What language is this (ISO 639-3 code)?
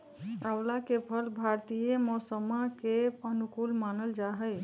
mag